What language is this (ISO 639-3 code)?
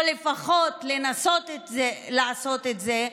heb